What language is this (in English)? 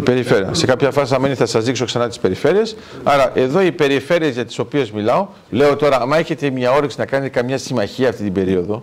Greek